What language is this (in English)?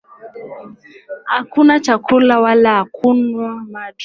Swahili